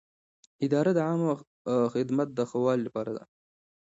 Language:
Pashto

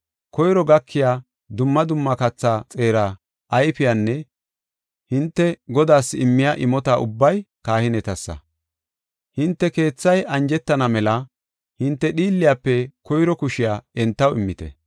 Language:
Gofa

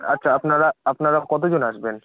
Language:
Bangla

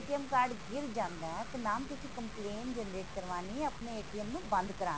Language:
Punjabi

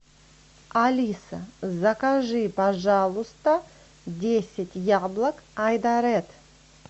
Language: Russian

